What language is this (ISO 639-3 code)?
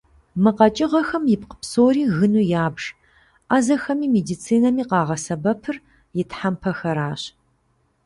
kbd